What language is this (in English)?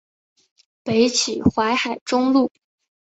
Chinese